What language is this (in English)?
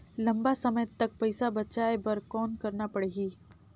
Chhattisgarhi